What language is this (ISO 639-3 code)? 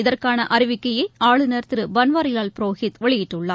tam